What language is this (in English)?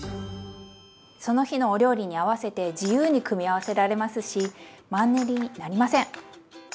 Japanese